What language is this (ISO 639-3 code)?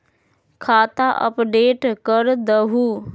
mag